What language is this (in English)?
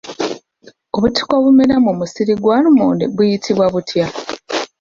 Ganda